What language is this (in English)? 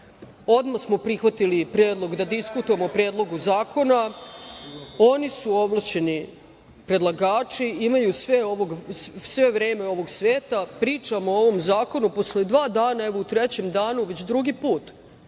Serbian